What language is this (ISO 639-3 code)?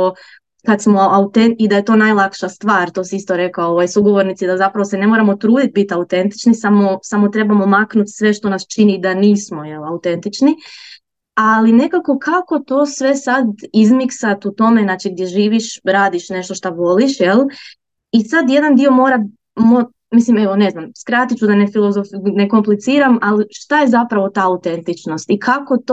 hrv